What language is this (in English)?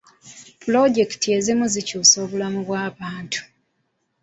Ganda